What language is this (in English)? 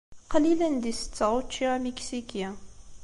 Kabyle